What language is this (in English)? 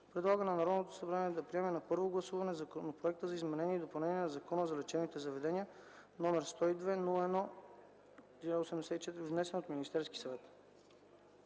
Bulgarian